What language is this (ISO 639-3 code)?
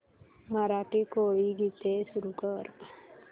mar